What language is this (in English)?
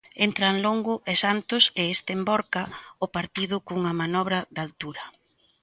Galician